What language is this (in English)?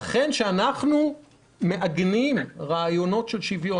Hebrew